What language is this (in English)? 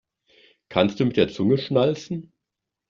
German